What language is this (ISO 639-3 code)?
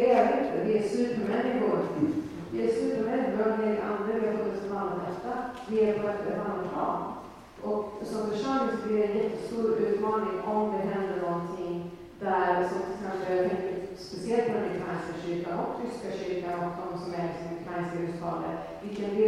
swe